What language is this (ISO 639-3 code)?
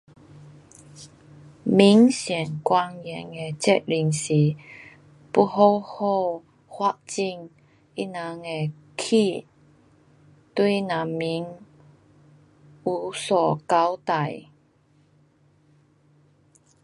cpx